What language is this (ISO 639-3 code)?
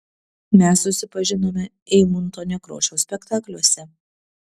lit